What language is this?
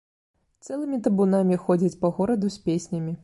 Belarusian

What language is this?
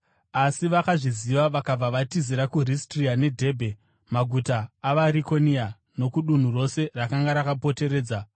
Shona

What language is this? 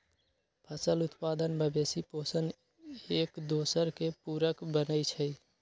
Magahi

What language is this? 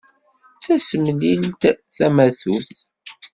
Kabyle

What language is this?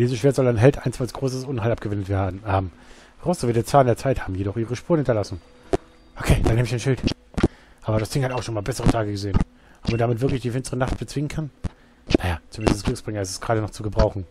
German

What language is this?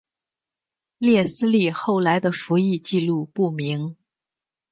Chinese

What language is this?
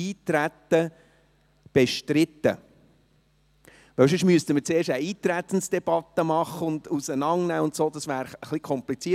Swiss German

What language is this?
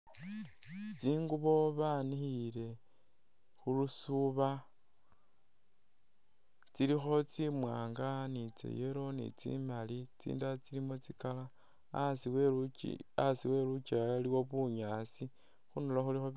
Masaaba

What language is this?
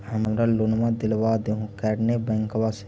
Magahi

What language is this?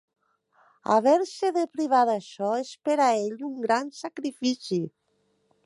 Catalan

